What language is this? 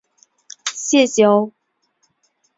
Chinese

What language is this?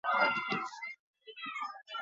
Basque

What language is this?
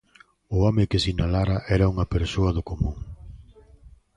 Galician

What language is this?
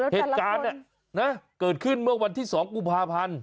Thai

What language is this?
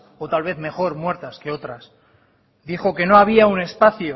Spanish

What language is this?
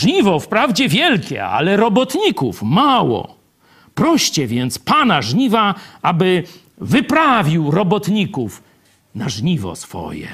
Polish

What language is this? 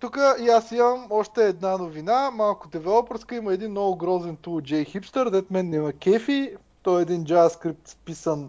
Bulgarian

